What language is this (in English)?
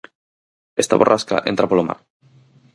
Galician